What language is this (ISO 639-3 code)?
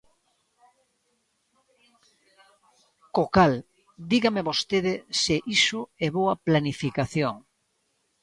glg